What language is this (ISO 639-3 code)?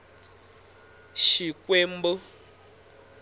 tso